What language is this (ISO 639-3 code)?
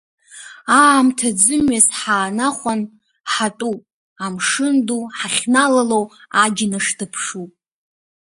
abk